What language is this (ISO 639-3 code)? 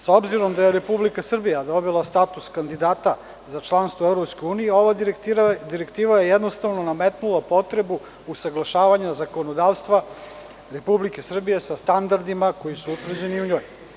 srp